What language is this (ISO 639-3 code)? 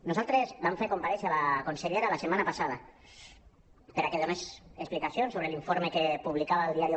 cat